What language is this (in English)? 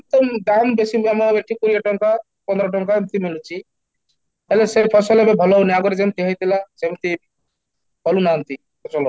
Odia